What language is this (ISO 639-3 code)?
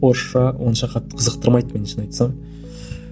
kaz